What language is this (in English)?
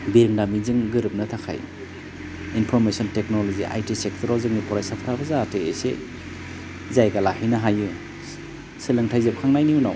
Bodo